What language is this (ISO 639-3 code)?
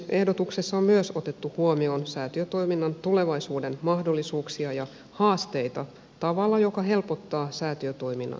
fin